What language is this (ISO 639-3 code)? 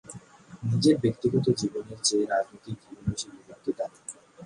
ben